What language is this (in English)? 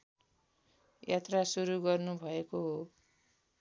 Nepali